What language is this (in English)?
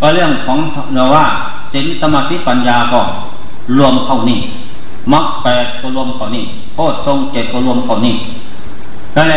Thai